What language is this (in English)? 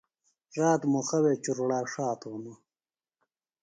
Phalura